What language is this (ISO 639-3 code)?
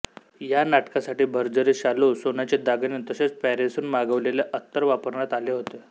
mar